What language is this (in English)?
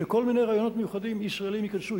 Hebrew